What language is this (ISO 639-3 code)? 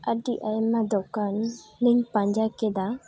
sat